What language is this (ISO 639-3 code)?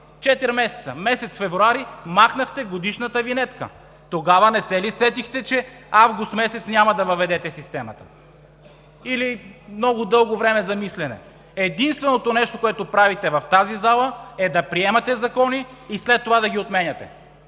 bul